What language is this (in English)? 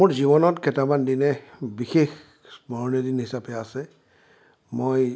Assamese